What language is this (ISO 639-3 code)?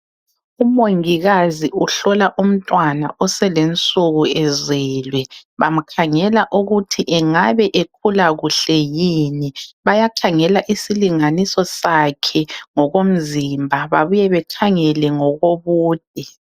nde